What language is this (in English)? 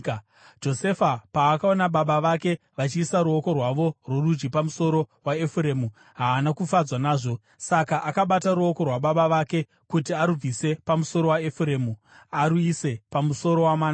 Shona